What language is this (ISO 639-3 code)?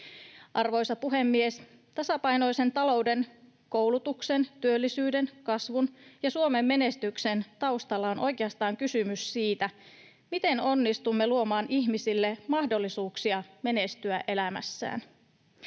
fin